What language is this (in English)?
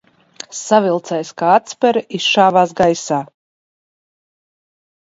Latvian